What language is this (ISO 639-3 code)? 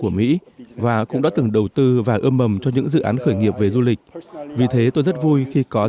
vie